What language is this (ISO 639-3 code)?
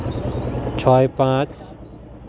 sat